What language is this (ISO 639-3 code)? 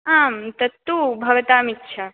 san